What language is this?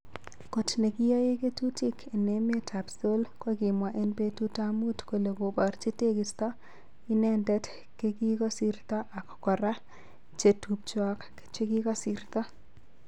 Kalenjin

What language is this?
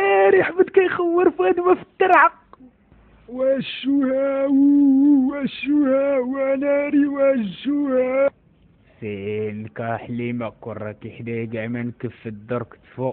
Arabic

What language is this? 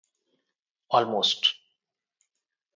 English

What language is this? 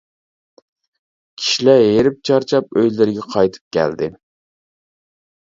Uyghur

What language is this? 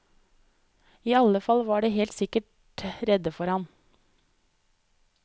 Norwegian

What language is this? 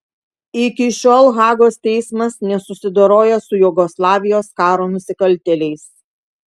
Lithuanian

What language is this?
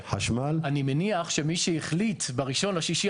Hebrew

